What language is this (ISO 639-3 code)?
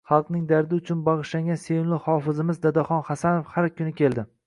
uzb